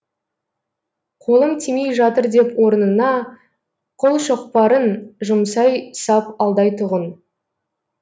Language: Kazakh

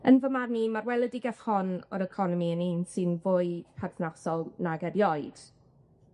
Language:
Welsh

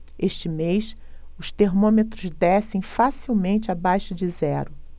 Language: Portuguese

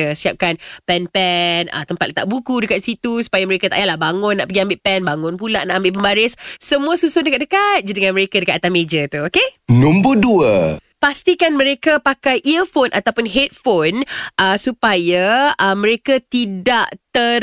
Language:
Malay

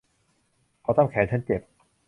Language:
Thai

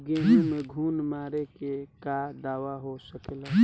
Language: Bhojpuri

